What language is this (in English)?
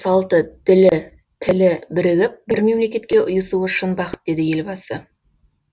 Kazakh